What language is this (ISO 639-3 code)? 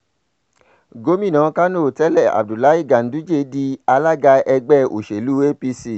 yor